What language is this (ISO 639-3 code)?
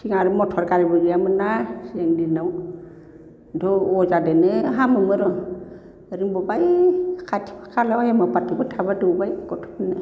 brx